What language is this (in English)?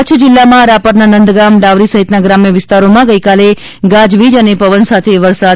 Gujarati